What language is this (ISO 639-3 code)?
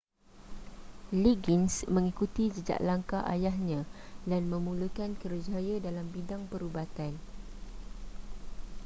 msa